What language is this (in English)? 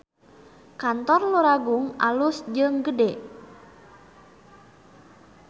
Sundanese